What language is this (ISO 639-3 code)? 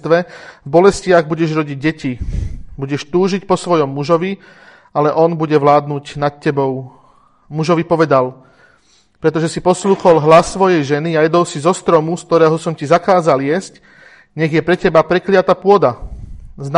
slk